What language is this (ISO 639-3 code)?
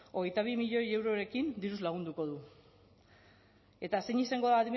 eus